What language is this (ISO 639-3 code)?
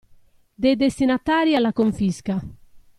ita